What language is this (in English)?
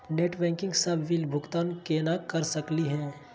Magahi